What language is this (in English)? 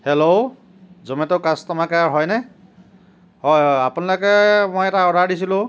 Assamese